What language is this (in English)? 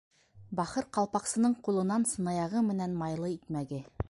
Bashkir